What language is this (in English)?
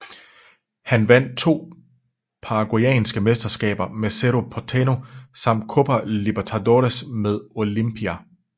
Danish